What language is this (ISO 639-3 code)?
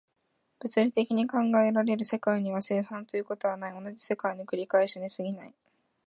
jpn